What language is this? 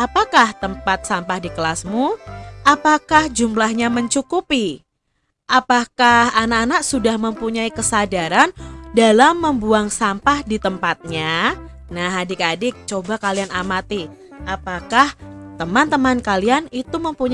Indonesian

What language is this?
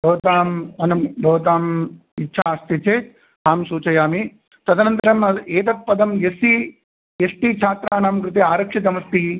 Sanskrit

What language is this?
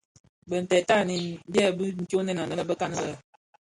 Bafia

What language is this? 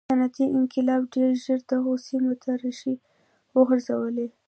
Pashto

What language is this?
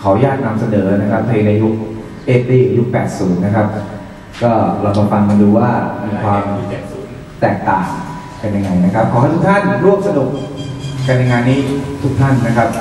Thai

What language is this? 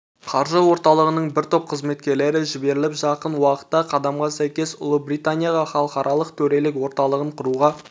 Kazakh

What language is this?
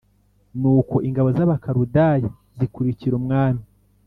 Kinyarwanda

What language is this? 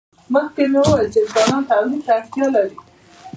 Pashto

